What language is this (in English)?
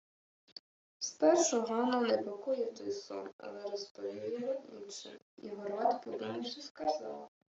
Ukrainian